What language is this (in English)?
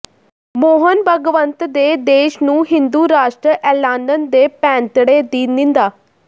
Punjabi